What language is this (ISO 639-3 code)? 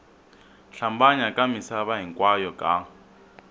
tso